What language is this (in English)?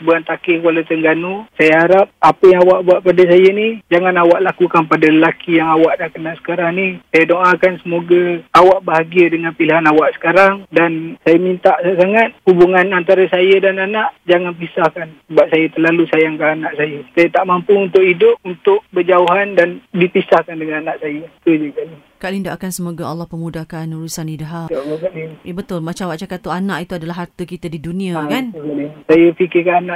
Malay